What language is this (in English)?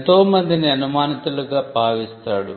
Telugu